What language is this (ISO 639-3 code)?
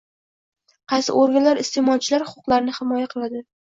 uzb